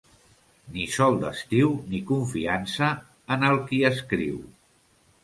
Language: Catalan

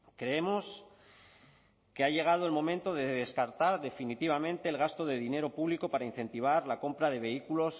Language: Spanish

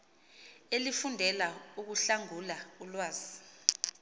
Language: Xhosa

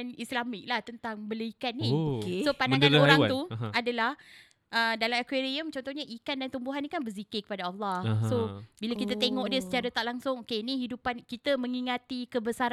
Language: Malay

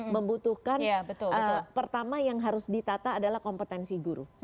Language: Indonesian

